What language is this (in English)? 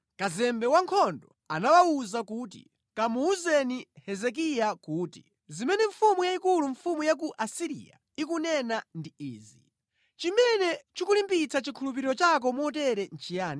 Nyanja